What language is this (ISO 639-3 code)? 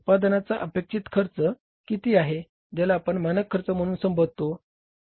mar